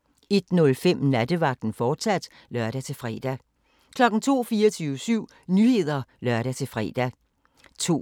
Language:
Danish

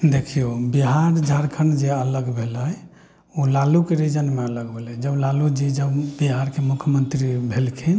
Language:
Maithili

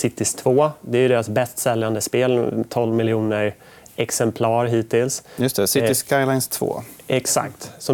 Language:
Swedish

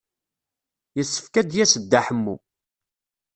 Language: Kabyle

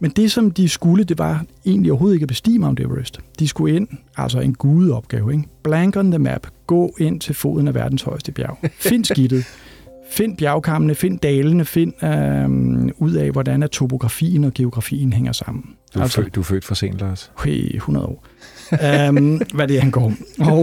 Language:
Danish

